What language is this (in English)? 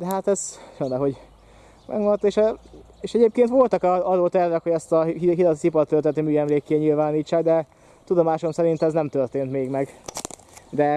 Hungarian